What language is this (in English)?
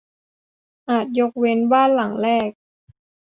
Thai